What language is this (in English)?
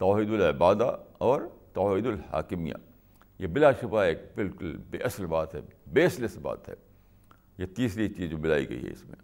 Urdu